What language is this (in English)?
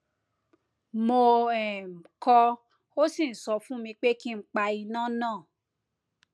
Yoruba